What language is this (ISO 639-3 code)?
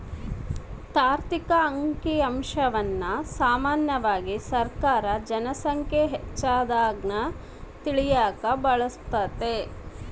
kan